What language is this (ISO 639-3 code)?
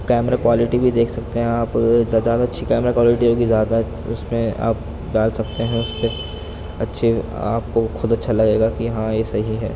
urd